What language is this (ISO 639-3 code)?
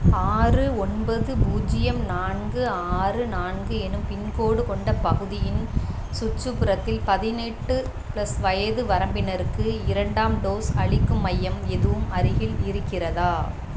tam